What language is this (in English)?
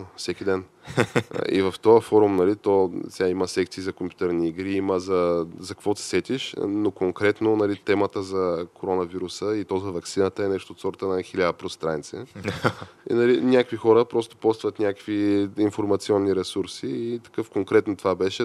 Bulgarian